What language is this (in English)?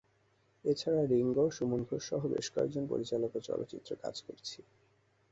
Bangla